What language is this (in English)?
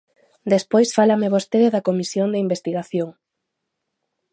Galician